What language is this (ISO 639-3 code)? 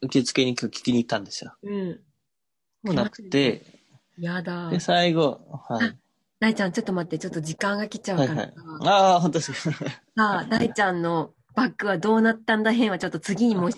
jpn